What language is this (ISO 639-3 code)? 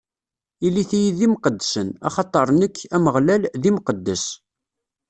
kab